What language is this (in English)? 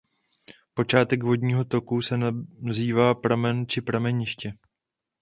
Czech